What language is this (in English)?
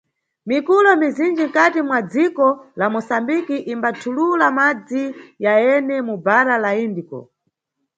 Nyungwe